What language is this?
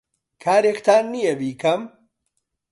Central Kurdish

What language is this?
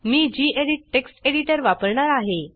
Marathi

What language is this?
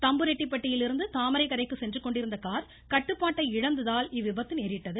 Tamil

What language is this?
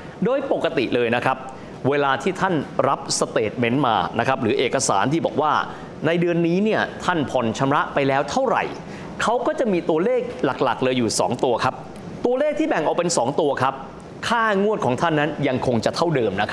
Thai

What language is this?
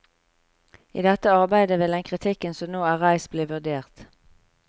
Norwegian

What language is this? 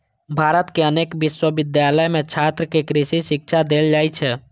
Maithili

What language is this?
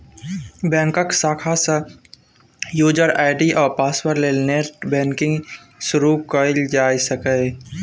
Maithili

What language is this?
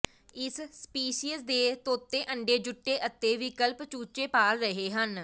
Punjabi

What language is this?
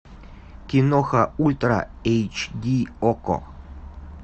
Russian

